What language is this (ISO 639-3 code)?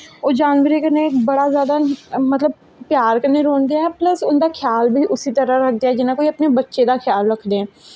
doi